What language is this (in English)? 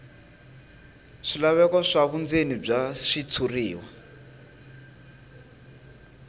Tsonga